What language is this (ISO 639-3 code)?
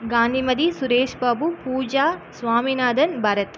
tam